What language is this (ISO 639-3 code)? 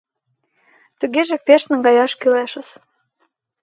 chm